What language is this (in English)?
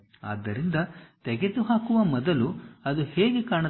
Kannada